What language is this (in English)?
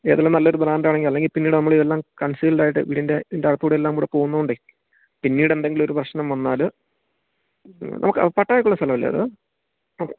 Malayalam